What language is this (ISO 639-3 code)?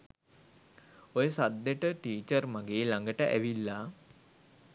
sin